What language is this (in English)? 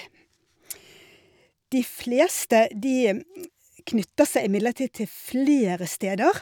Norwegian